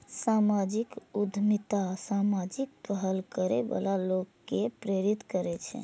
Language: Maithili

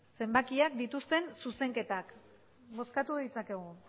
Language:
Basque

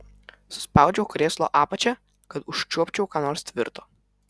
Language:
Lithuanian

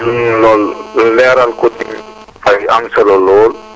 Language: Wolof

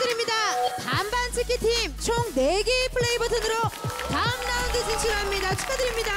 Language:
Korean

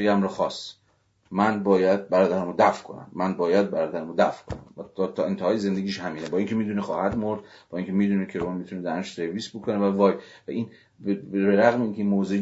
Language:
Persian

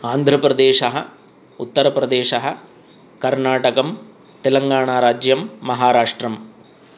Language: Sanskrit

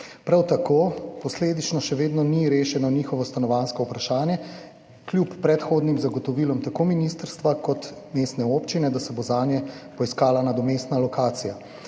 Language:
Slovenian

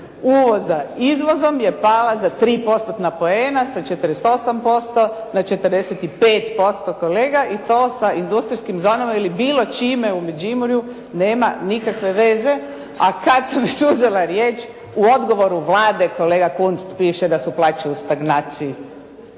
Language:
Croatian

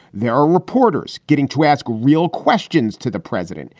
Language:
English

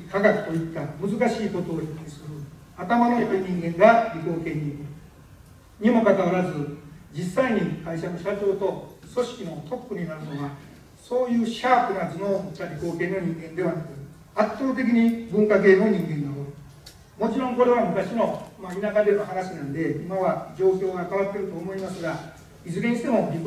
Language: Japanese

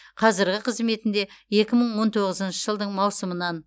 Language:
Kazakh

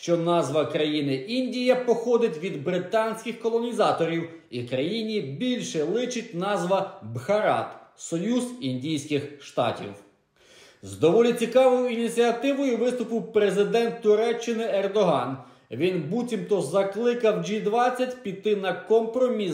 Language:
Ukrainian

